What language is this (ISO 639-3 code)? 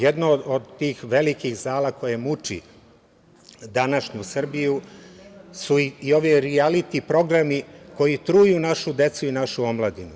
srp